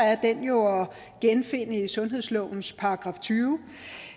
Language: Danish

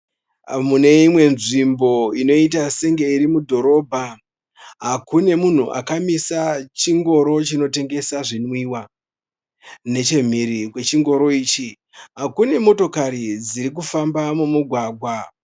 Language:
Shona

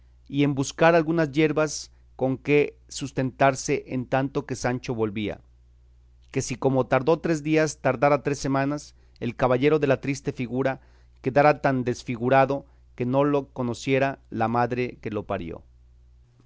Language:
Spanish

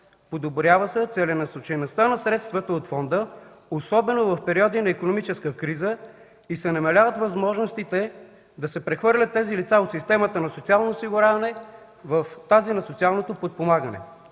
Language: Bulgarian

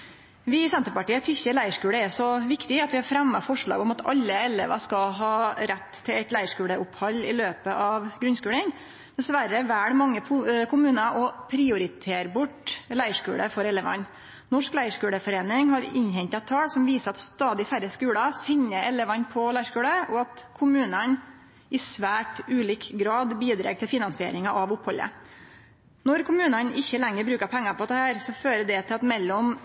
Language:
Norwegian Nynorsk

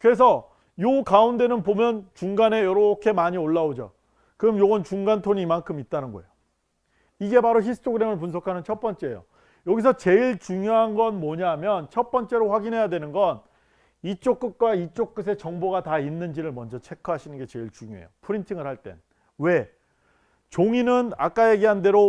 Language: Korean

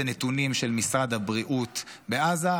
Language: Hebrew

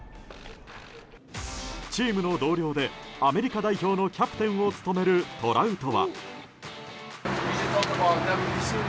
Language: Japanese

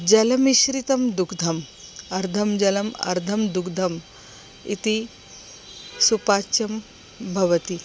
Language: Sanskrit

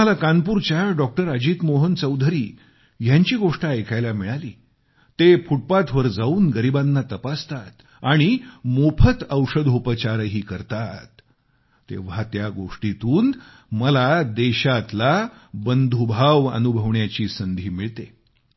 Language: Marathi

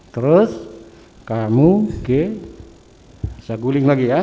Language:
Indonesian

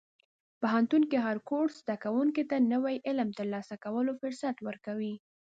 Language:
Pashto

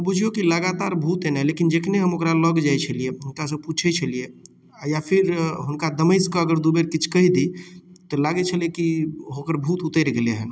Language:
Maithili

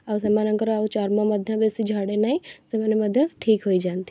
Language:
Odia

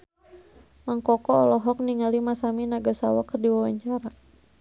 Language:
Sundanese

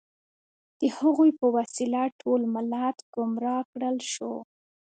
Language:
Pashto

